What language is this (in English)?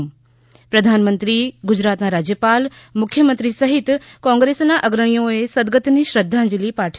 Gujarati